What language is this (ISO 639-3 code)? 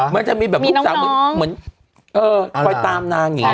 tha